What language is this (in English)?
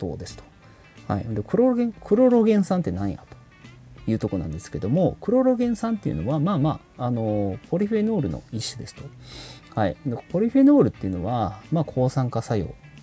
Japanese